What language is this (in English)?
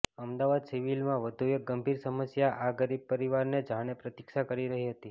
Gujarati